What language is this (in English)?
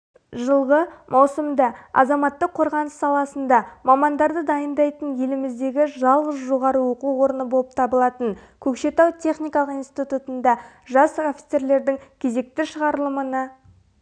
Kazakh